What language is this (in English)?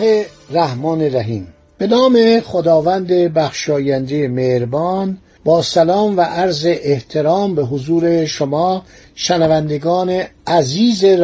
Persian